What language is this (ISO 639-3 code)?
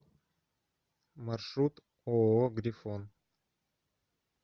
rus